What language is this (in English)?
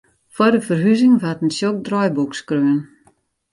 Western Frisian